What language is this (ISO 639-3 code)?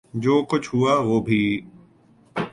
urd